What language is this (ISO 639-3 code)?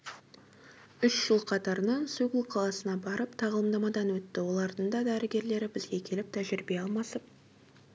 kaz